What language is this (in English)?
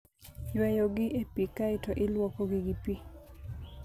Luo (Kenya and Tanzania)